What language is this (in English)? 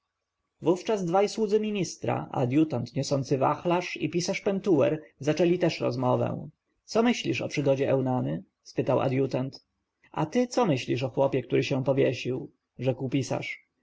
Polish